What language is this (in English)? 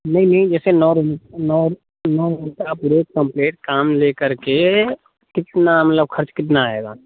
Hindi